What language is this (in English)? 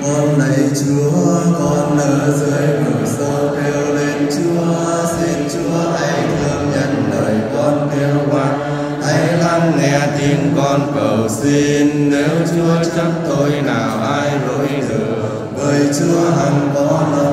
Vietnamese